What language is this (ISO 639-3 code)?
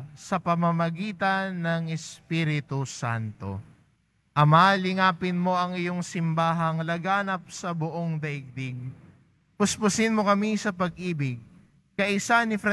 fil